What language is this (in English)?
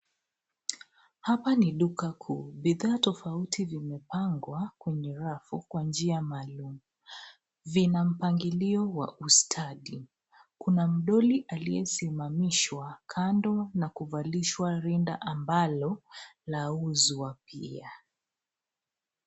Swahili